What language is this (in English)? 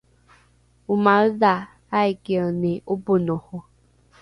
Rukai